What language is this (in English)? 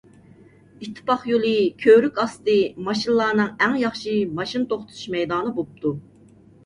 Uyghur